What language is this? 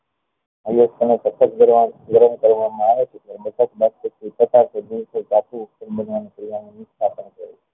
Gujarati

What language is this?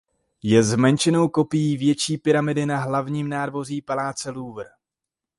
Czech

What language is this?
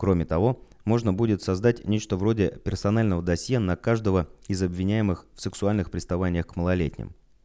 Russian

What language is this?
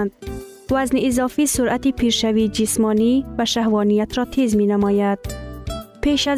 Persian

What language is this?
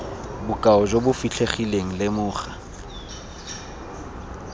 Tswana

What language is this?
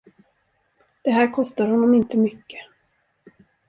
Swedish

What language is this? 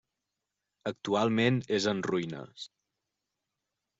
Catalan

